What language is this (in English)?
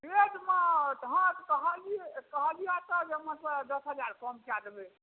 Maithili